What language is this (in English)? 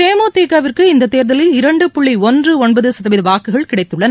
Tamil